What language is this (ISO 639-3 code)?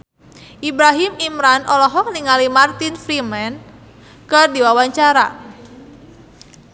sun